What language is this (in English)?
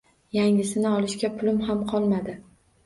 Uzbek